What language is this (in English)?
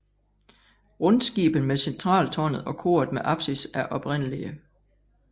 Danish